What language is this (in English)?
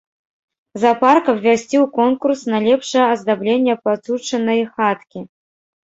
Belarusian